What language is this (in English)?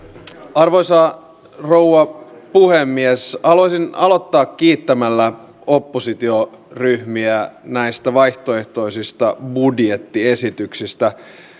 Finnish